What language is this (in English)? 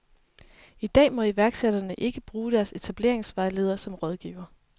Danish